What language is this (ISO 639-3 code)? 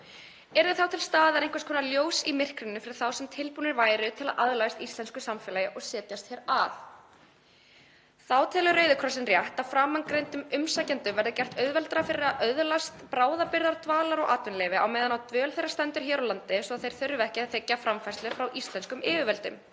isl